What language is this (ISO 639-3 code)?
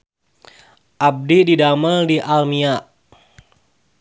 sun